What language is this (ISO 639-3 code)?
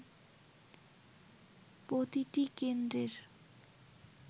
ben